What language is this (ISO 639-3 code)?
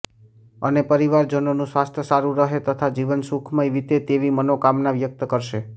guj